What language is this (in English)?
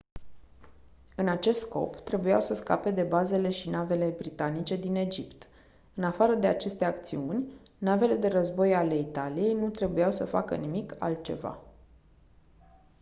Romanian